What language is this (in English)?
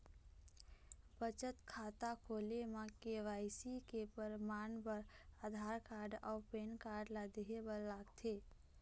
Chhattisgarhi